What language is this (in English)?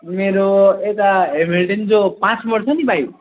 Nepali